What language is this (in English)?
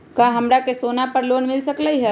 Magahi